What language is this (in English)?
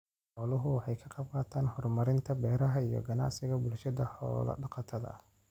Somali